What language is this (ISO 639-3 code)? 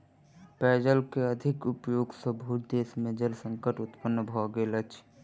mai